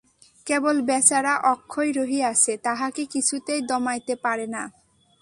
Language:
Bangla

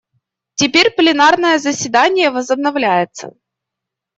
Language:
Russian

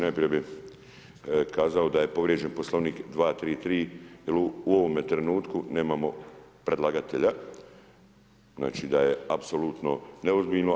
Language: Croatian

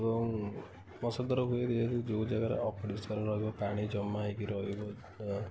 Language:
Odia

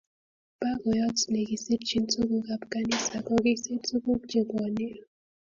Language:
Kalenjin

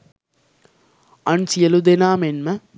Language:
Sinhala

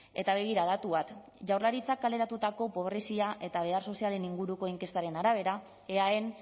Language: Basque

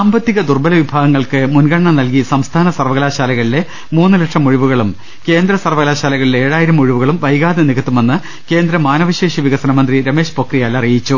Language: Malayalam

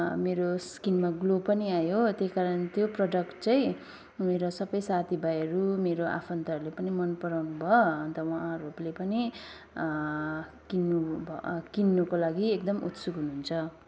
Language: Nepali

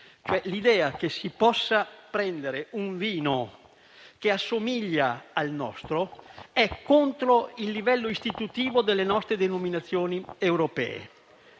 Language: Italian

